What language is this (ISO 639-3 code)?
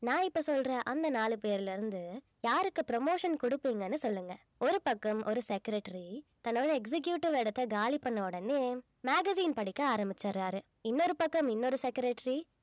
tam